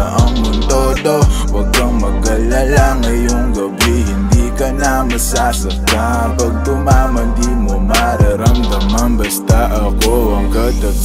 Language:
Filipino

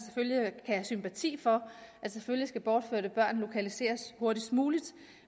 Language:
Danish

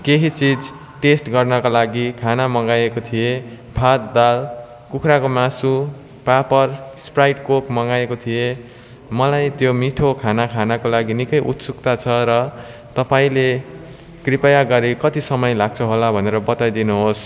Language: Nepali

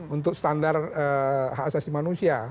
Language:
Indonesian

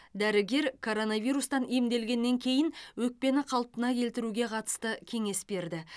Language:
Kazakh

